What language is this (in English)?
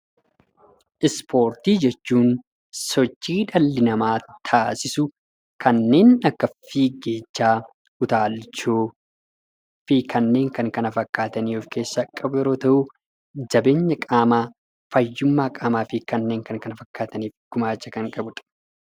Oromo